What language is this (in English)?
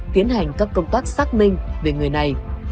Vietnamese